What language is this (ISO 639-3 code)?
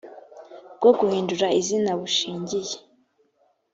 kin